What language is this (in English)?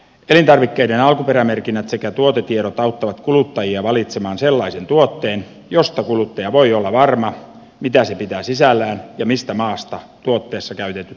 Finnish